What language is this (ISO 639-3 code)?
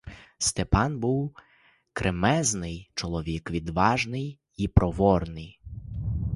ukr